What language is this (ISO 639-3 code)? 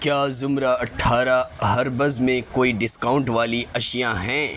urd